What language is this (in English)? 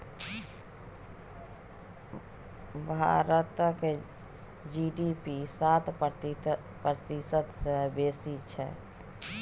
Maithili